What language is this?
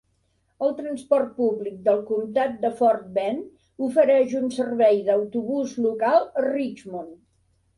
Catalan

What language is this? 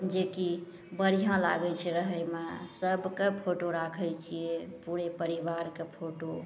Maithili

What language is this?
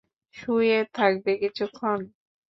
Bangla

